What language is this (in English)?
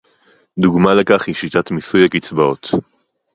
Hebrew